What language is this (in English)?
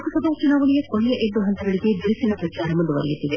Kannada